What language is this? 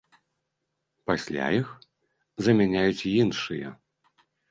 Belarusian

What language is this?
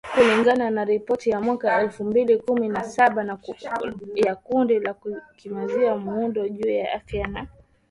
Swahili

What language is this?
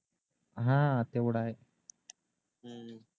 Marathi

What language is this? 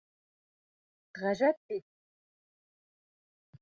Bashkir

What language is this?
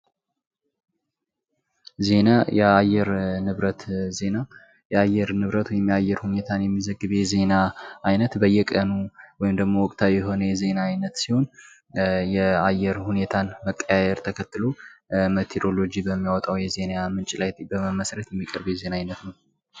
Amharic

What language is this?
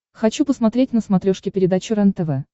Russian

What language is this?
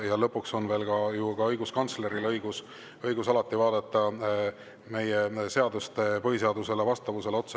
Estonian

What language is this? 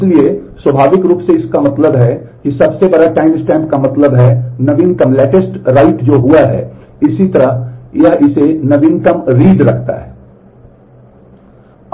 Hindi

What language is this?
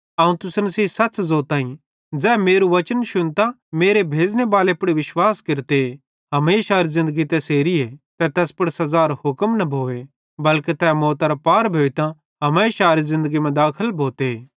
Bhadrawahi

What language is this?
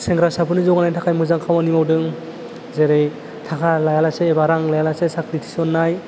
Bodo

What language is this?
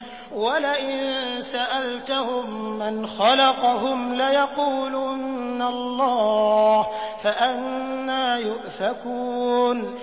Arabic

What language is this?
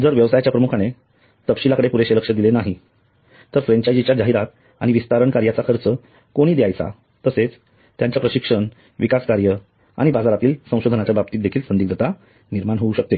Marathi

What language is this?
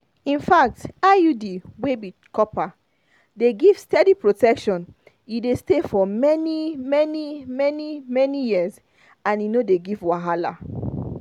Nigerian Pidgin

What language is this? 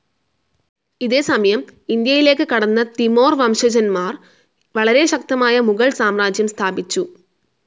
Malayalam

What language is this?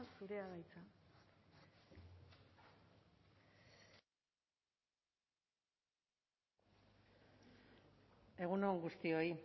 Basque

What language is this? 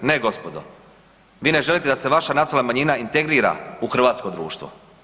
Croatian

